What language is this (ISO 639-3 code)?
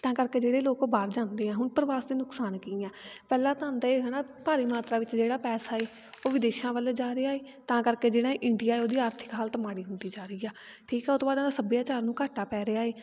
pan